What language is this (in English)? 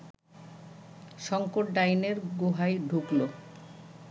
Bangla